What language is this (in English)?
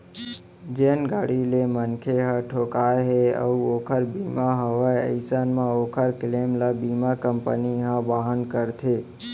Chhattisgarhi